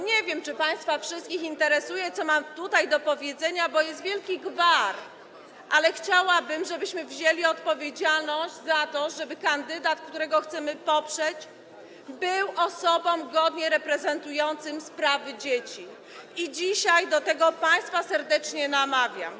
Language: Polish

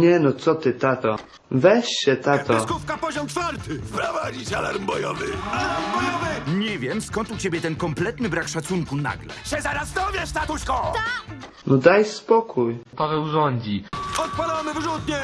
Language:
Polish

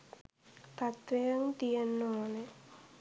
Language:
Sinhala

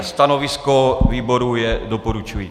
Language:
Czech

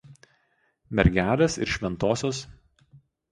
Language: Lithuanian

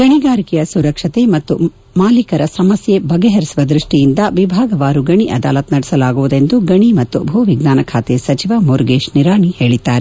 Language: Kannada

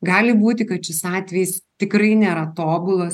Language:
Lithuanian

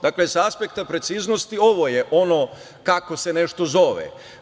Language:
Serbian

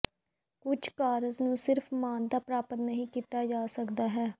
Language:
Punjabi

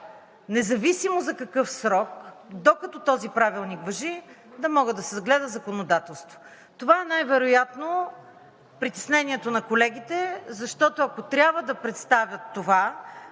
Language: Bulgarian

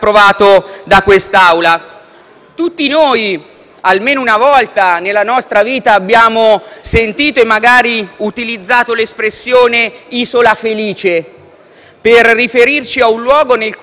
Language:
Italian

